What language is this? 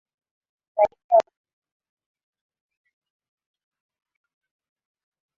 Swahili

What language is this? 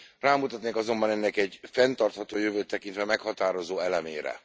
Hungarian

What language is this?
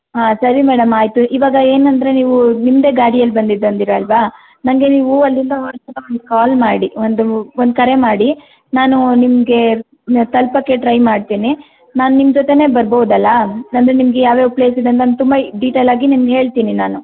Kannada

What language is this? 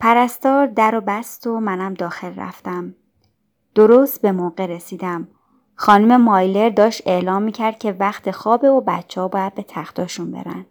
Persian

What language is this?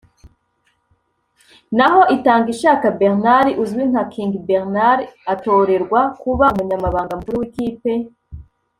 Kinyarwanda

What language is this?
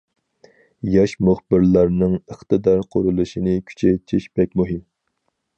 Uyghur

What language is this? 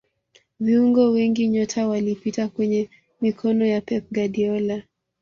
Swahili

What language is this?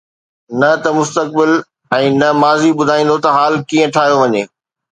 Sindhi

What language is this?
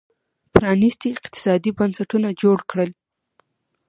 Pashto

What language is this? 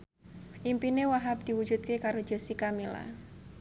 Javanese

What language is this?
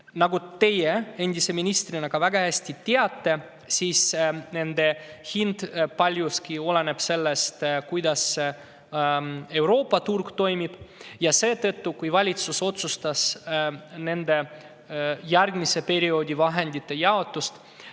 Estonian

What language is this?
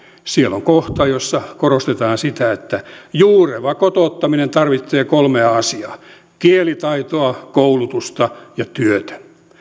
Finnish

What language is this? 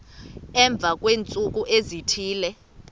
Xhosa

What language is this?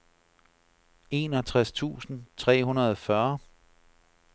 Danish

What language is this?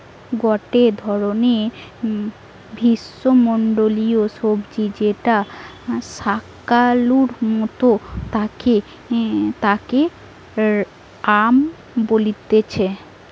Bangla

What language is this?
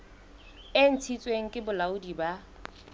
Southern Sotho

